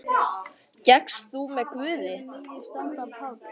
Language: Icelandic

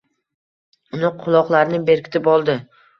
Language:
Uzbek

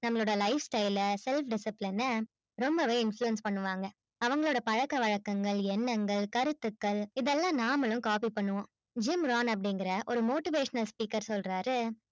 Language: Tamil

